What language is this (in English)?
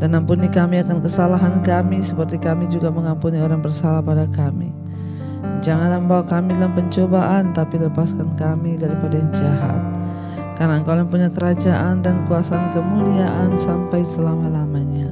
Indonesian